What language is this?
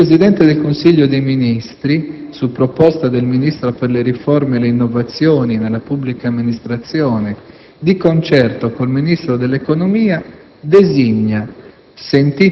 Italian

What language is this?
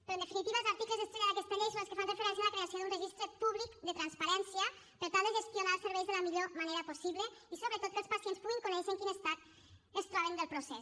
Catalan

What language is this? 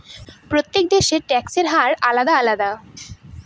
Bangla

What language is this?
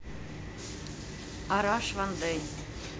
Russian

